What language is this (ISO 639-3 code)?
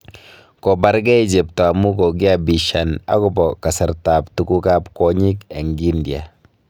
kln